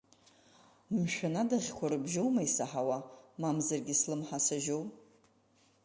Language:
Abkhazian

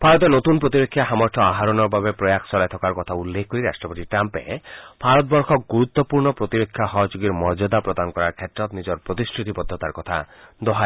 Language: Assamese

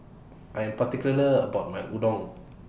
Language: English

